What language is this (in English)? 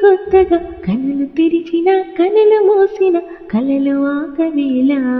Telugu